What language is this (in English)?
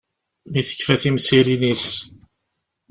Kabyle